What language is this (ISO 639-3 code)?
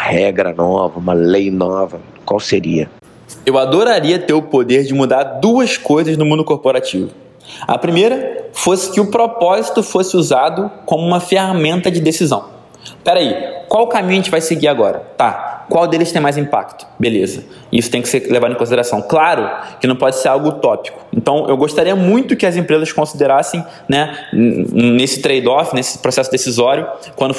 por